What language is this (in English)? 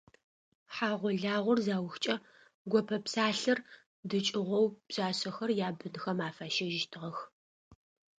Adyghe